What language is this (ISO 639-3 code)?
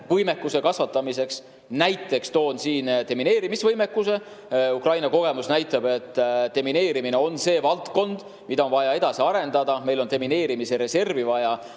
est